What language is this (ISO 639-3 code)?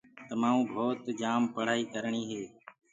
ggg